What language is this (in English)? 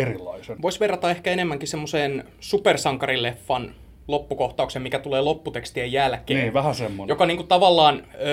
Finnish